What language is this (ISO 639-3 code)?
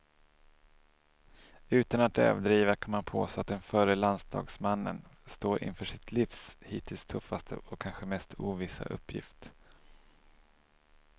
swe